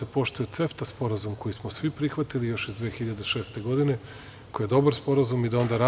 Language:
Serbian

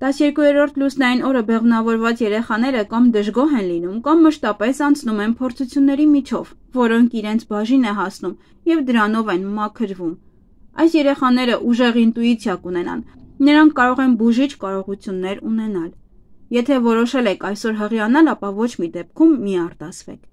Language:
Romanian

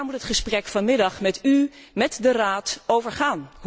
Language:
Dutch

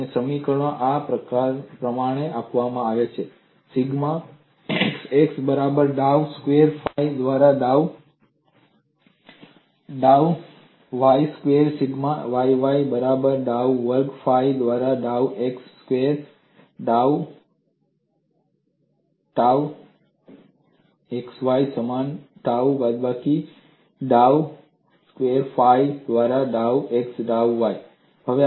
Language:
Gujarati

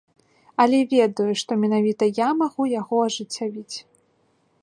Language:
Belarusian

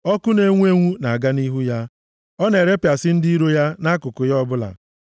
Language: Igbo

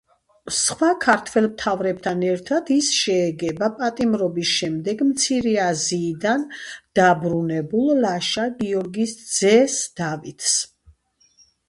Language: Georgian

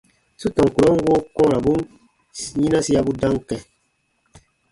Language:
Baatonum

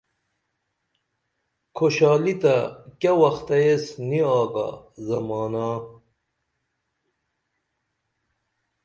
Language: Dameli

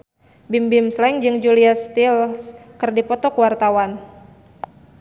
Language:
Sundanese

